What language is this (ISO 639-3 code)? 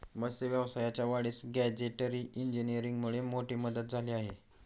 mar